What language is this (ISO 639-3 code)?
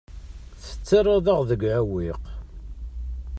kab